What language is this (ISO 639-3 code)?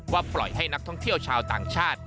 tha